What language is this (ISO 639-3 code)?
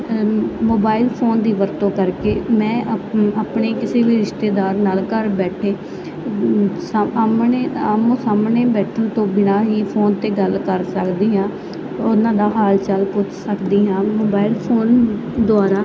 pan